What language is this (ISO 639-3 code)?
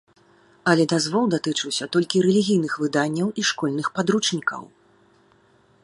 bel